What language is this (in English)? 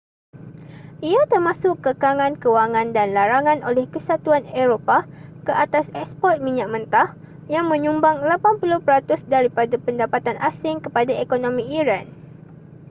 Malay